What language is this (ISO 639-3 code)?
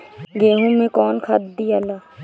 bho